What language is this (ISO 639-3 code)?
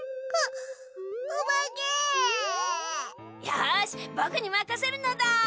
jpn